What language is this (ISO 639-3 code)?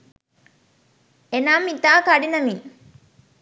sin